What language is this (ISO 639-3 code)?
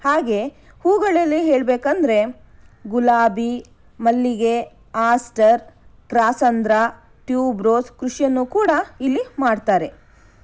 kan